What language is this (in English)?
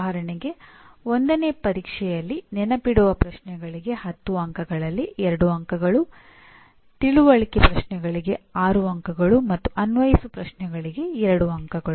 Kannada